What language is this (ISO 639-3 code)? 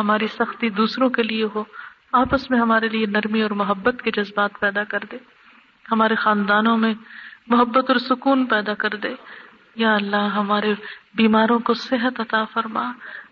urd